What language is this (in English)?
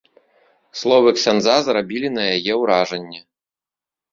Belarusian